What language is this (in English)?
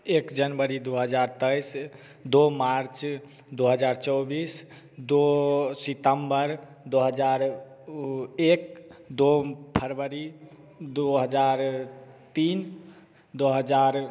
Hindi